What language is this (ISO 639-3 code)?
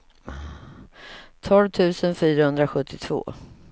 swe